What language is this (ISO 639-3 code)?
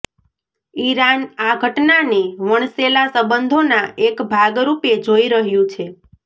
guj